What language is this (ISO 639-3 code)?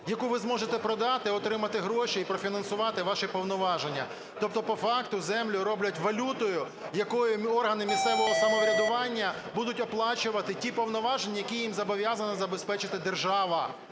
ukr